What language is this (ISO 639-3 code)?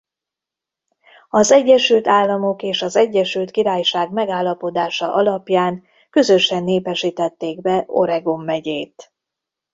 hun